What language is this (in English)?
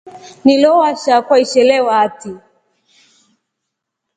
Rombo